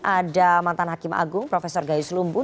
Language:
Indonesian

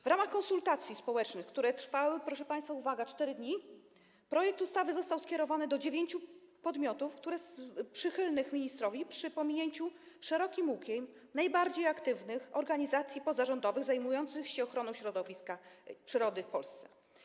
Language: Polish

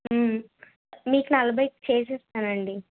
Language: Telugu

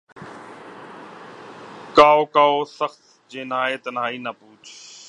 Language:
Urdu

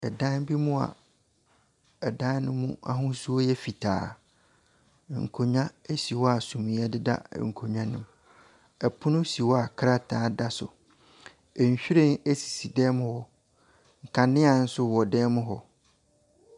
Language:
Akan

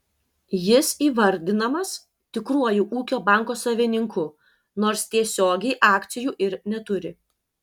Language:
Lithuanian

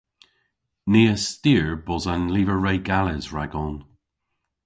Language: Cornish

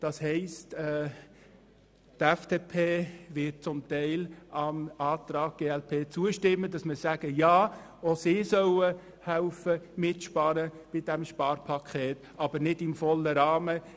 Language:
Swiss German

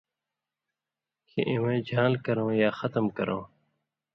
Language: Indus Kohistani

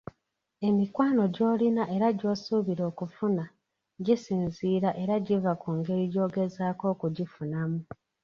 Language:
Ganda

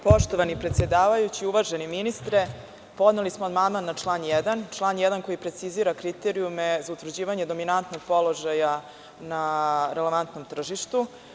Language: Serbian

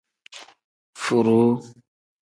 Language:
Tem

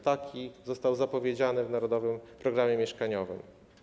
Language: Polish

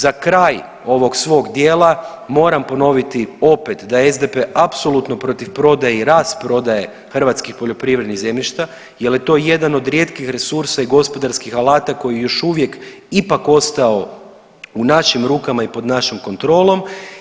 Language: Croatian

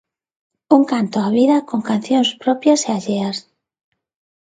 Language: Galician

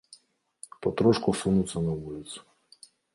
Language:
Belarusian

